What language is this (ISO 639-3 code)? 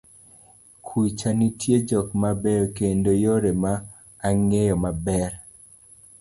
luo